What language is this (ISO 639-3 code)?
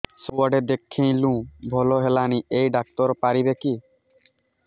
ori